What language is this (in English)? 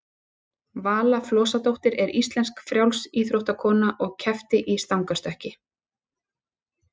Icelandic